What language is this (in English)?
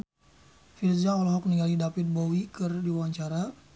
Sundanese